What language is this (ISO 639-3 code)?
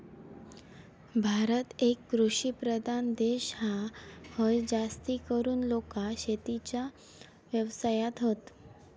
mar